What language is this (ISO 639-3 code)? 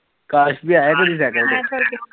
pan